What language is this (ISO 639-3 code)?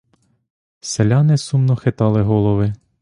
ukr